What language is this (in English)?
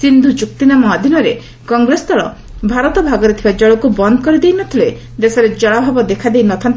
Odia